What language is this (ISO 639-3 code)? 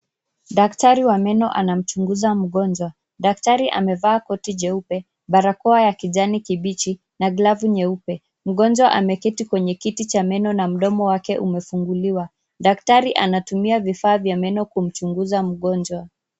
swa